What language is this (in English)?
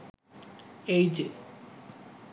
Bangla